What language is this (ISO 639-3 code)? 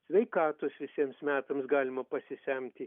lit